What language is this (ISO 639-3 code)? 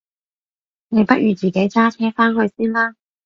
yue